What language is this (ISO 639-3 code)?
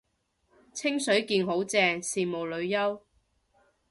yue